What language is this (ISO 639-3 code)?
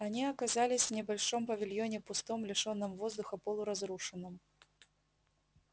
rus